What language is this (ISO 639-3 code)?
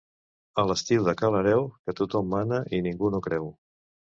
cat